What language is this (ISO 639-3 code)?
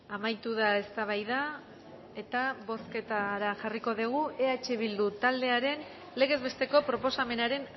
eus